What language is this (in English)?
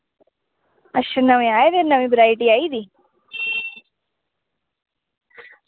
Dogri